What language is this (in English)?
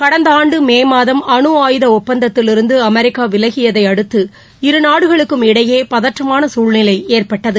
Tamil